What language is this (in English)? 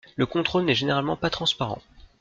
French